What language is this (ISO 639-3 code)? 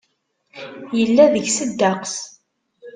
kab